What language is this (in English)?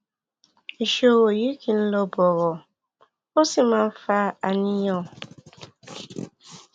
Yoruba